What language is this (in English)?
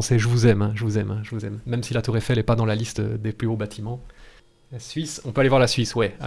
French